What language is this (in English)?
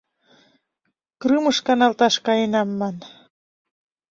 Mari